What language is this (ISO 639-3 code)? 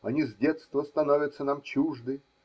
rus